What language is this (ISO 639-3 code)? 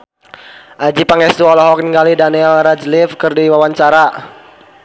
sun